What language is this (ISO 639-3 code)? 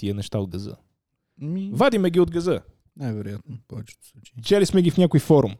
bul